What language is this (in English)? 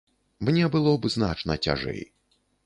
Belarusian